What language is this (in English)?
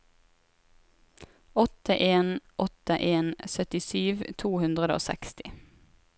Norwegian